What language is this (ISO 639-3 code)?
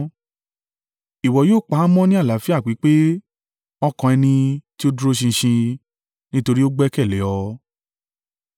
yor